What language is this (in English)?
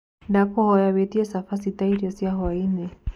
Kikuyu